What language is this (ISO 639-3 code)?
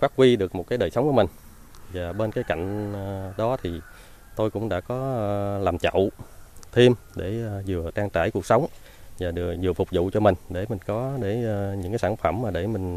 vie